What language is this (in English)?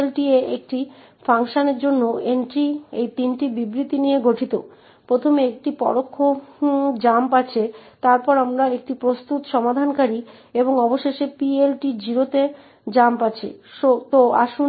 Bangla